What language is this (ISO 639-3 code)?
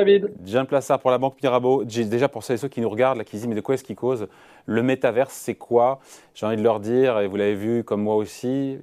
fra